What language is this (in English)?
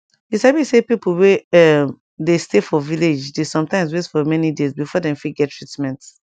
Nigerian Pidgin